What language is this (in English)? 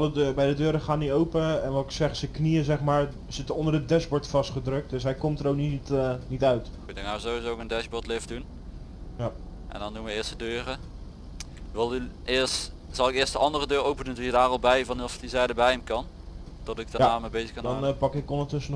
Dutch